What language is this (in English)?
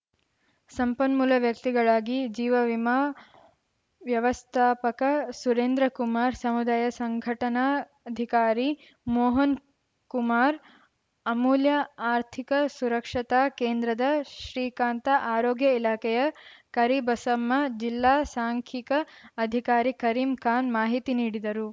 Kannada